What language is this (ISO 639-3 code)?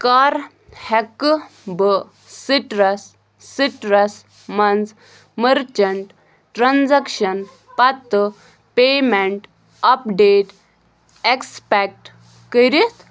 kas